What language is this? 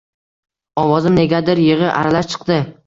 Uzbek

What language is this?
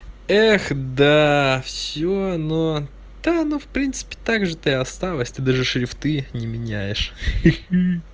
Russian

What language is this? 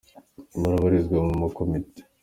Kinyarwanda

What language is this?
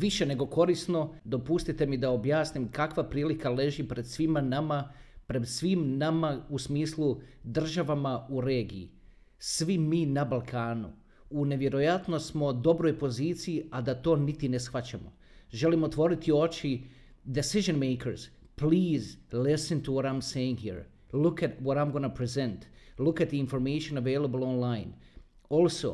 Croatian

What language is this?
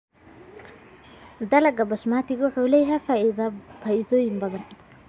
Somali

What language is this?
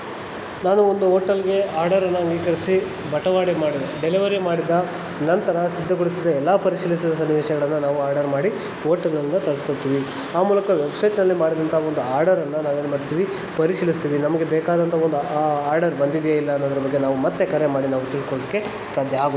Kannada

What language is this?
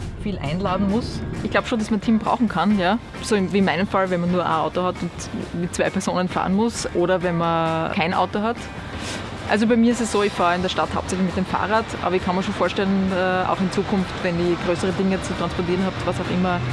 German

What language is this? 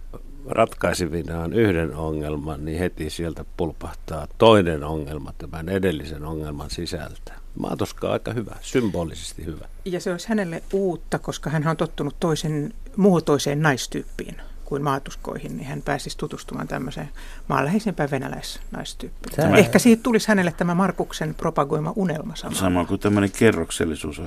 Finnish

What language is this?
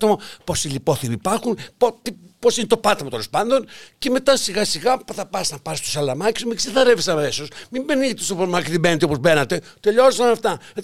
Greek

